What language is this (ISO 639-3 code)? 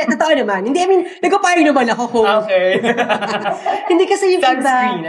fil